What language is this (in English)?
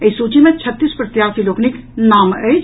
Maithili